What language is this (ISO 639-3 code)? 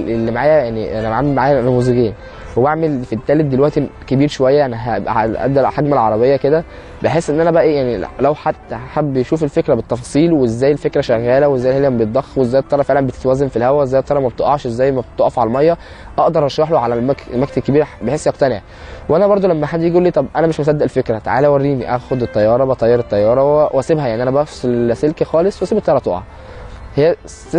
ara